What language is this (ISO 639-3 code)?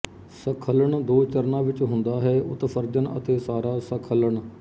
pan